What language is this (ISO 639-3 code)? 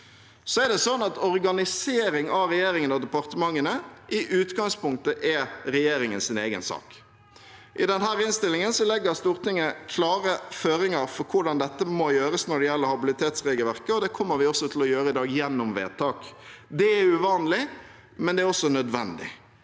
nor